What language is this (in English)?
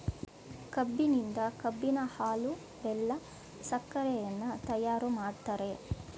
Kannada